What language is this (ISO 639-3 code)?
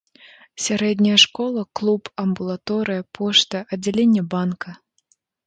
bel